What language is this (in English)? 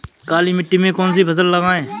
Hindi